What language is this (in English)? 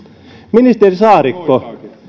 Finnish